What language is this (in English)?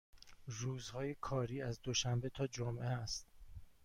Persian